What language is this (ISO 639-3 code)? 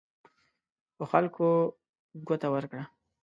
pus